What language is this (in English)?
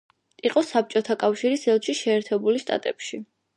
Georgian